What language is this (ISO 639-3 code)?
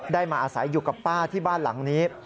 tha